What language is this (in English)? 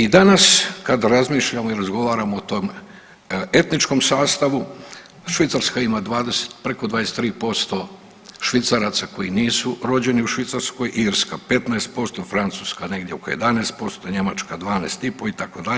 Croatian